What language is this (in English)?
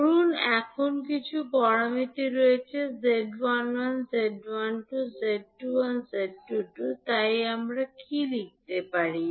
Bangla